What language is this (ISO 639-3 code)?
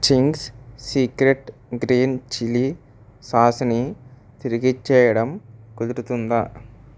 tel